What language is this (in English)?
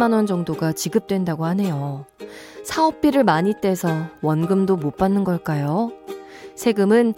Korean